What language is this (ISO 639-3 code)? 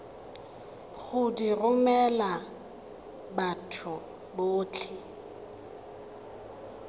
tsn